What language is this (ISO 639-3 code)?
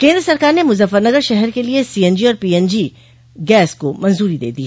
hin